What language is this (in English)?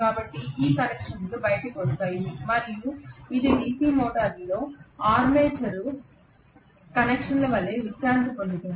Telugu